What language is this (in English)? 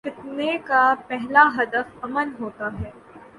Urdu